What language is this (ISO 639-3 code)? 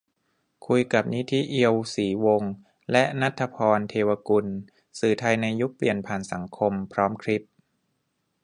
tha